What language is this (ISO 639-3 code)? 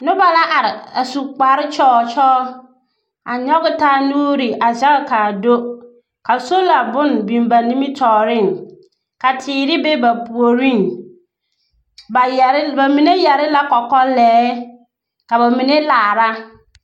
dga